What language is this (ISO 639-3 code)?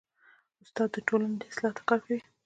pus